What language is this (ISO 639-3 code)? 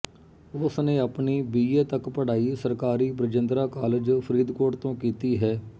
pan